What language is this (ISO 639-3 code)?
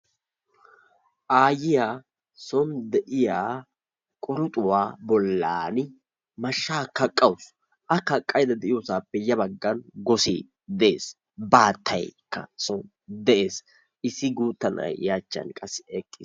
wal